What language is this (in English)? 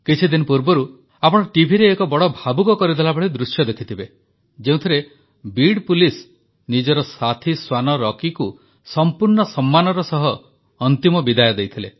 Odia